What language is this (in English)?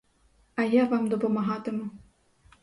Ukrainian